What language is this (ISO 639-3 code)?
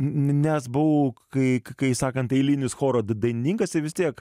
lit